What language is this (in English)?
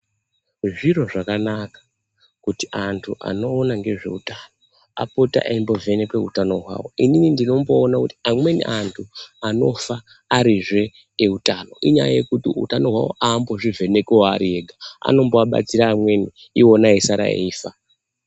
Ndau